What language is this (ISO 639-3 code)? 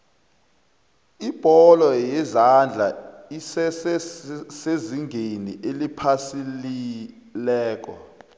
nbl